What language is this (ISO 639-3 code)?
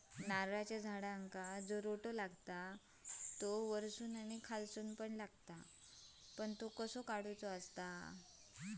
mar